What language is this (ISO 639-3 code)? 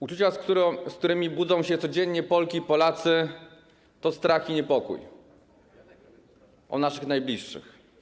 pol